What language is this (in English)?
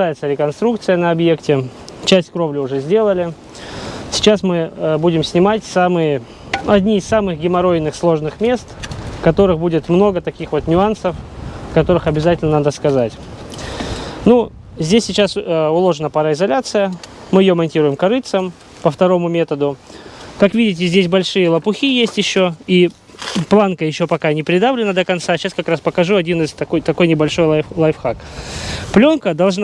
Russian